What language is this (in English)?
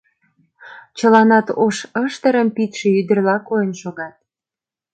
Mari